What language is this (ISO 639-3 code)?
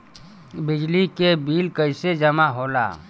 bho